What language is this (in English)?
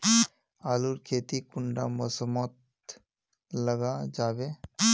Magahi